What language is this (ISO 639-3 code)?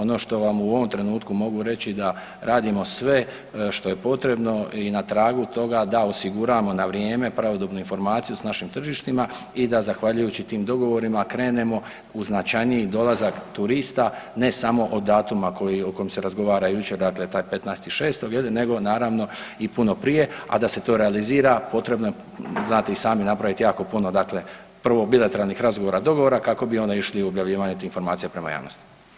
hrv